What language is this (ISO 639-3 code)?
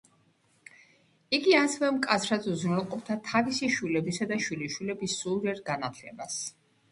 kat